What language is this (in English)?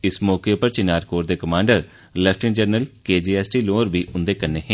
Dogri